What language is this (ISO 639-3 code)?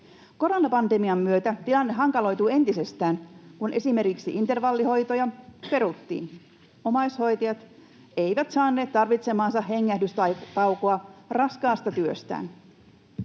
fin